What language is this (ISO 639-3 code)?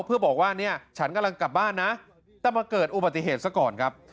tha